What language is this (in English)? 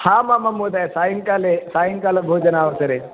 Sanskrit